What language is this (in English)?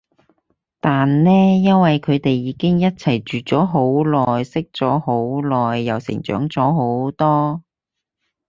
Cantonese